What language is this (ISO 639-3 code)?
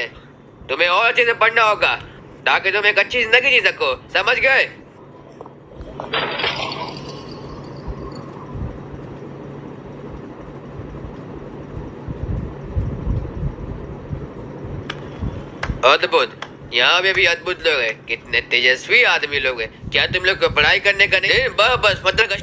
hin